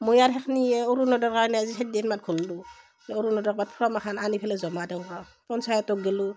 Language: Assamese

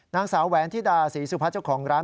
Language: Thai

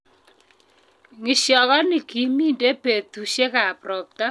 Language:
Kalenjin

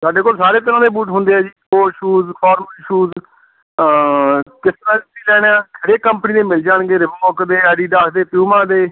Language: Punjabi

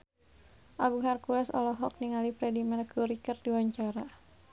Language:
Sundanese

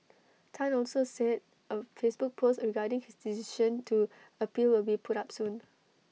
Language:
English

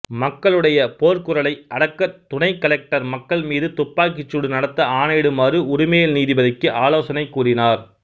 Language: Tamil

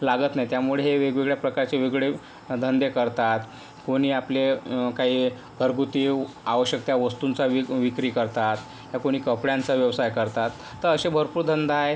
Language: Marathi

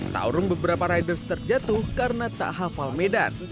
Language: Indonesian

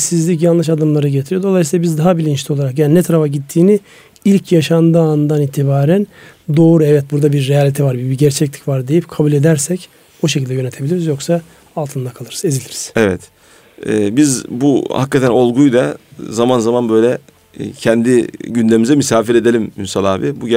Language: Turkish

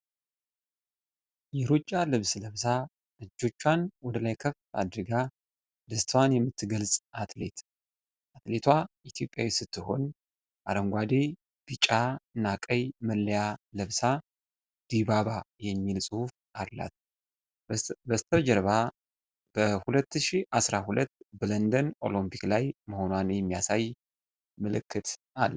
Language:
Amharic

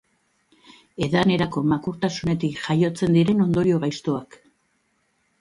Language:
Basque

